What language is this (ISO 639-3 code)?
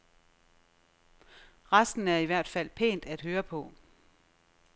dan